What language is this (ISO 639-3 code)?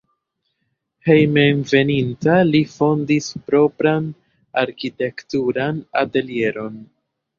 epo